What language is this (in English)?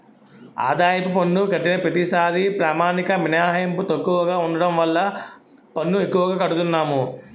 Telugu